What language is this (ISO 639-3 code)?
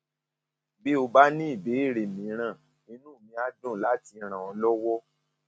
yor